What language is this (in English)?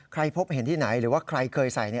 Thai